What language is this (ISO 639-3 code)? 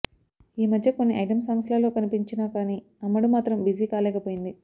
tel